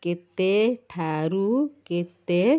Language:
Odia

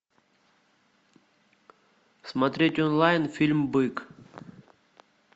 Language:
Russian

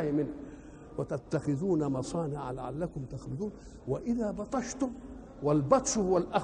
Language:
Arabic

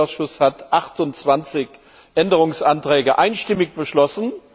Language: German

